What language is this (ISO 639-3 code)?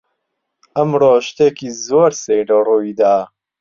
ckb